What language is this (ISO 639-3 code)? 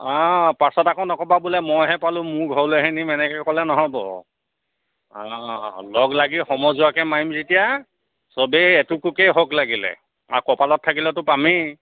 asm